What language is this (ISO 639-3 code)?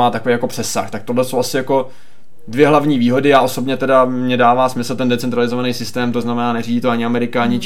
ces